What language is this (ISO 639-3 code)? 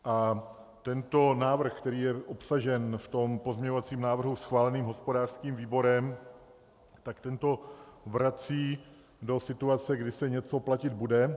ces